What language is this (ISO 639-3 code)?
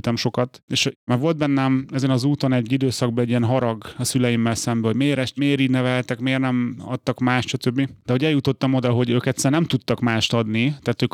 hun